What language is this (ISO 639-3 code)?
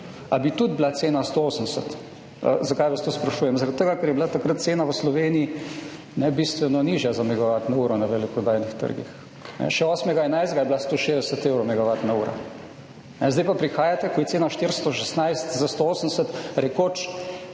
slv